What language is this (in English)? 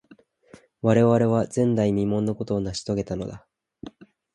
Japanese